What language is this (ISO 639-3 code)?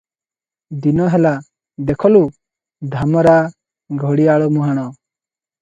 ori